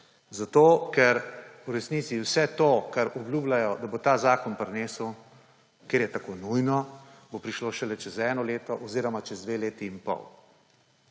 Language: Slovenian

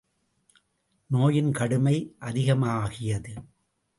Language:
Tamil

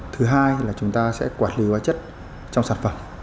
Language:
Vietnamese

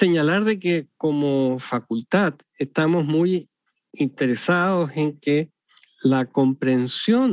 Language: Spanish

